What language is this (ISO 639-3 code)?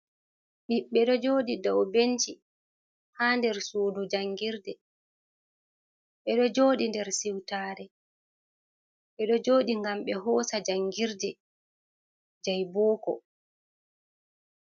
ful